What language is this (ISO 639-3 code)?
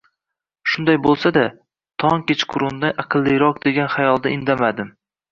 uzb